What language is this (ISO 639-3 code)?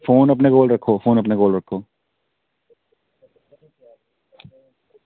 doi